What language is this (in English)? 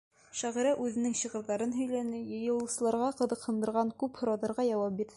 Bashkir